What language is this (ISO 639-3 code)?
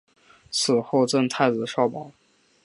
zho